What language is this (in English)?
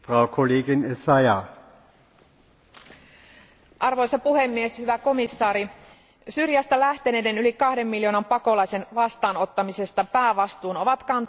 Finnish